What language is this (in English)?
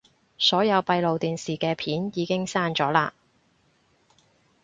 Cantonese